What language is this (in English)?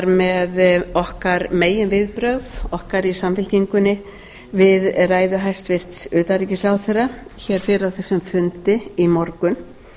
Icelandic